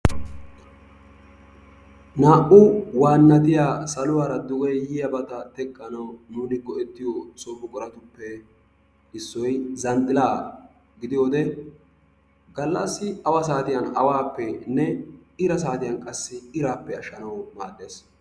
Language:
Wolaytta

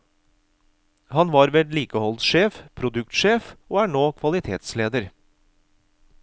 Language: Norwegian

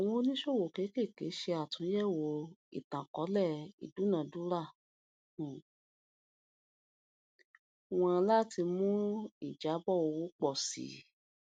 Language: Yoruba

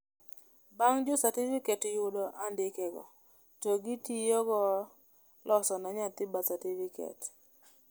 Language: Luo (Kenya and Tanzania)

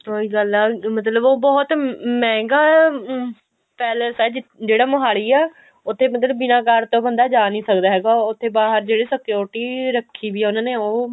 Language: Punjabi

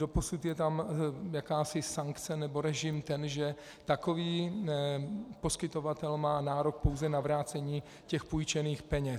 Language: Czech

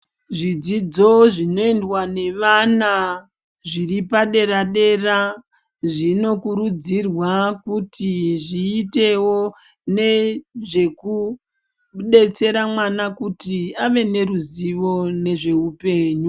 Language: Ndau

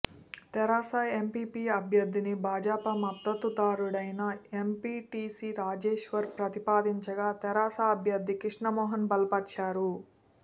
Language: Telugu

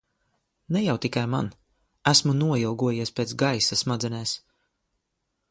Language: Latvian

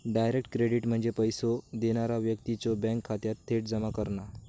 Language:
Marathi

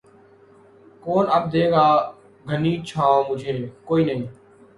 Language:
Urdu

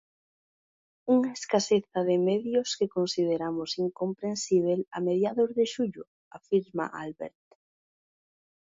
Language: Galician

